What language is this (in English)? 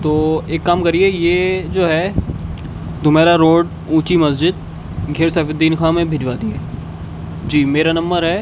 Urdu